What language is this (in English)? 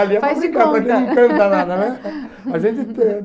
Portuguese